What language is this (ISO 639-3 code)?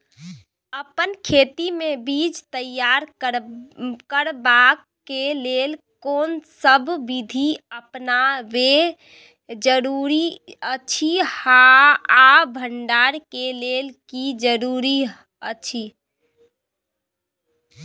mai